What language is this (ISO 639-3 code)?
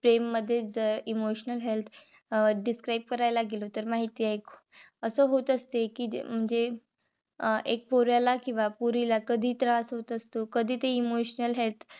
mar